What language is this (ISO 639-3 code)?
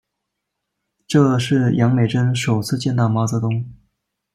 zho